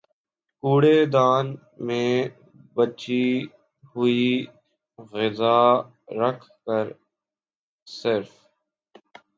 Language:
Urdu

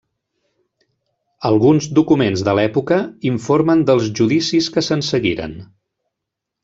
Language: Catalan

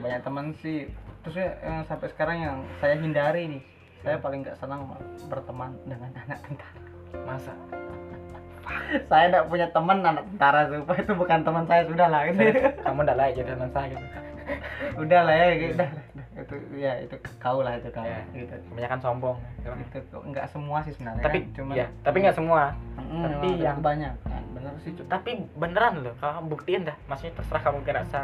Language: Indonesian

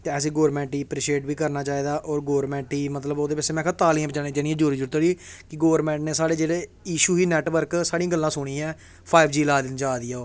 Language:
Dogri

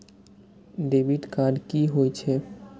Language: Maithili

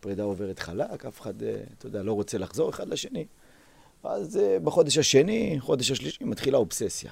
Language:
Hebrew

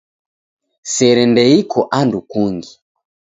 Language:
Taita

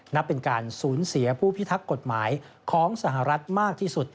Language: Thai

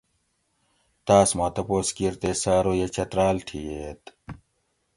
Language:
Gawri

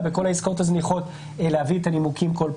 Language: Hebrew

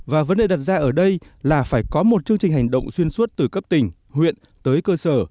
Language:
Vietnamese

